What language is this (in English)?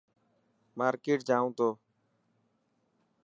Dhatki